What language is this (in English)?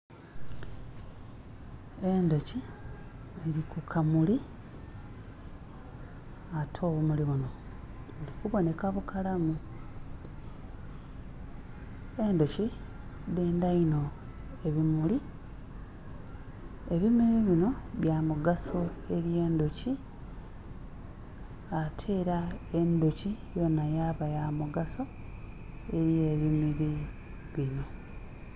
Soga